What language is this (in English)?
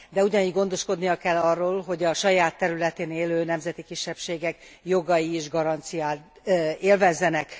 Hungarian